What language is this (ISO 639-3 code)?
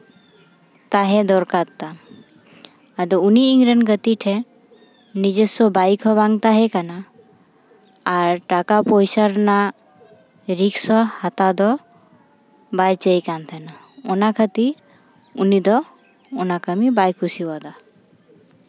sat